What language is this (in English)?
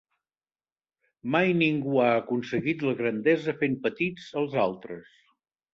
Catalan